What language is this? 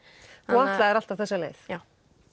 Icelandic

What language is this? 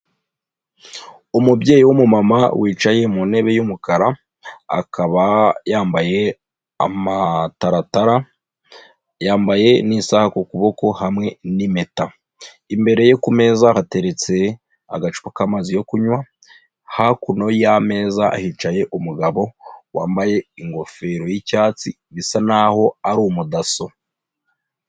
Kinyarwanda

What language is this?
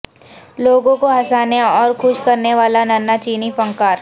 Urdu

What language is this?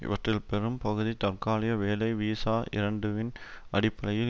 Tamil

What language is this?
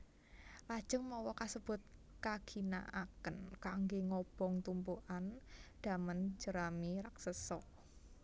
Javanese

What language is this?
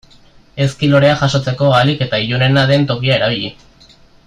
Basque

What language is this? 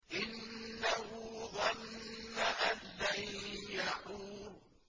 Arabic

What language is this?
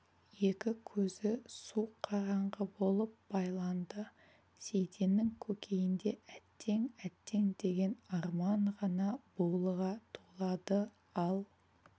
Kazakh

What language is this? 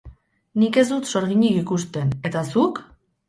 Basque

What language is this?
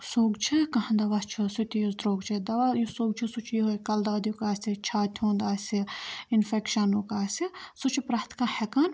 Kashmiri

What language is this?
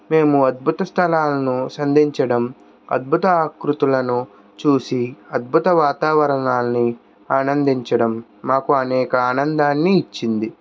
Telugu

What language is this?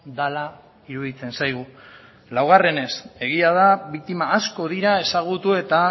Basque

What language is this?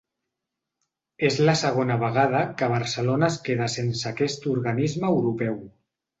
Catalan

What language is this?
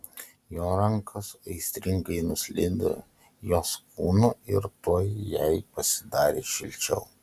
Lithuanian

